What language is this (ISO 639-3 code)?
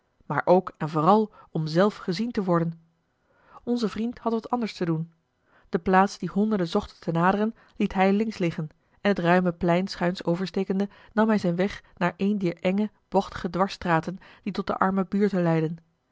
nld